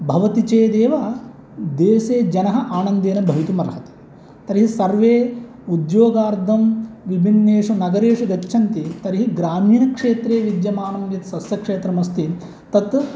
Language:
Sanskrit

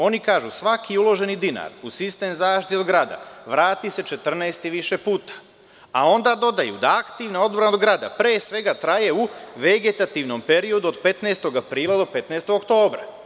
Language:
Serbian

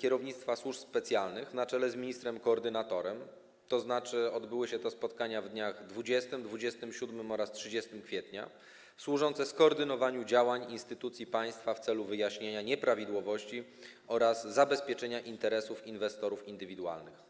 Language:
Polish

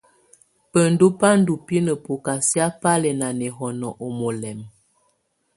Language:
Tunen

